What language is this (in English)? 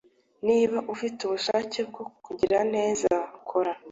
Kinyarwanda